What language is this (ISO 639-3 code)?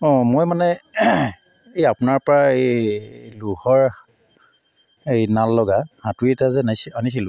asm